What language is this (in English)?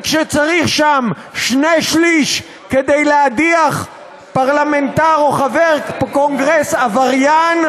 Hebrew